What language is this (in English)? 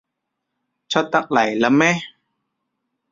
Cantonese